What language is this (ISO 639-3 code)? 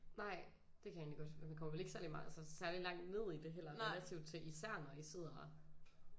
dan